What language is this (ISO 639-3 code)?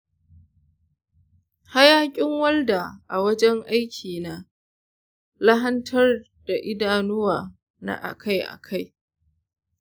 hau